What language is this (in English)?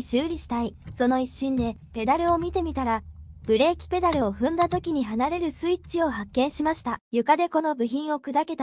Japanese